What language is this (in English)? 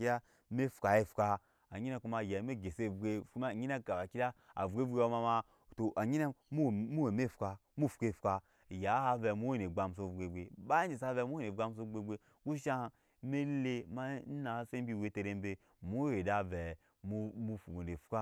Nyankpa